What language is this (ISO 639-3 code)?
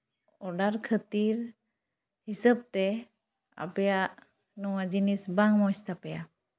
sat